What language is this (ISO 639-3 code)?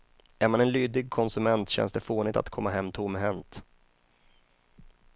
swe